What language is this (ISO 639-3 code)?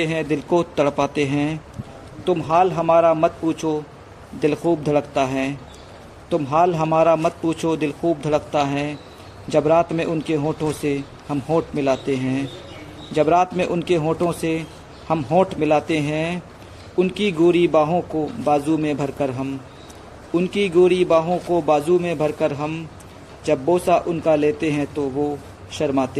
hin